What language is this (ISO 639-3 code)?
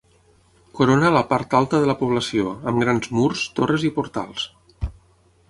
cat